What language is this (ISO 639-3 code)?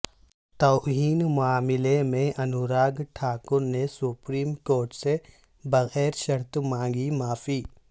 urd